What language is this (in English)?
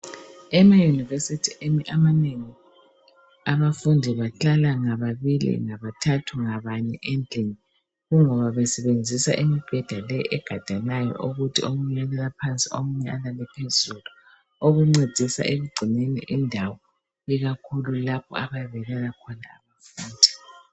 North Ndebele